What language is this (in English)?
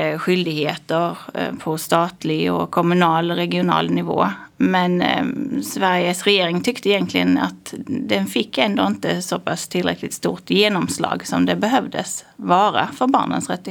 Swedish